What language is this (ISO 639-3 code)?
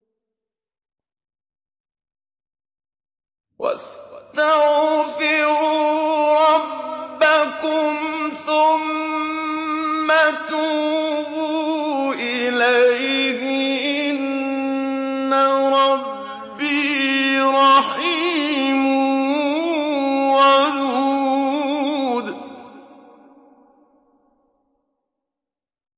ara